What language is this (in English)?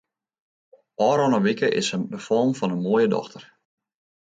Western Frisian